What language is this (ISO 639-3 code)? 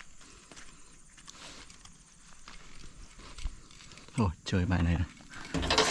vie